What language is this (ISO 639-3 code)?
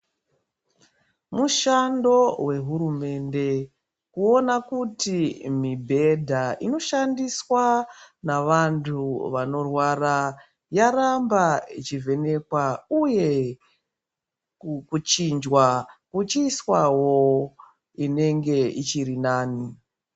ndc